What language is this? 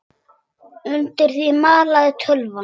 Icelandic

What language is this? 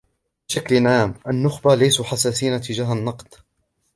Arabic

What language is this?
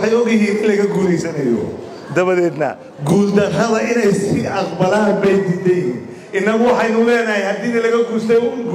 Arabic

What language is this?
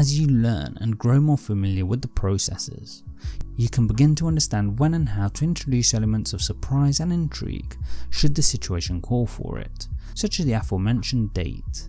English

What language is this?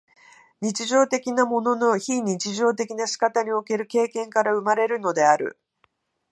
Japanese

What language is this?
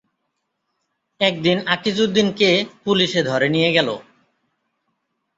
Bangla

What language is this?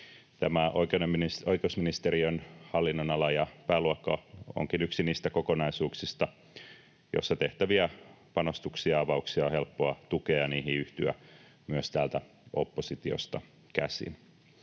Finnish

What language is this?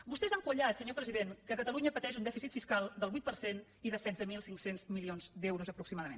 Catalan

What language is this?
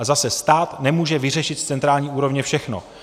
Czech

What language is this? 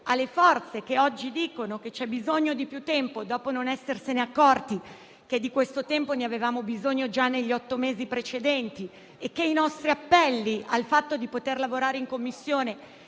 Italian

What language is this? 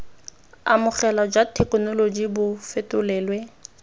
Tswana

